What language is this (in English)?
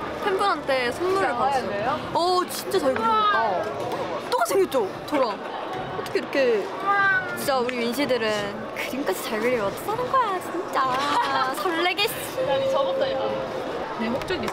Korean